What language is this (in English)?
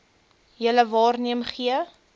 Afrikaans